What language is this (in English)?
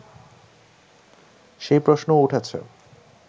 Bangla